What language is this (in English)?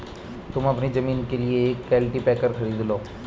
Hindi